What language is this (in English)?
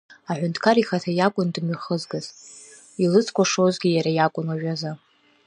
Abkhazian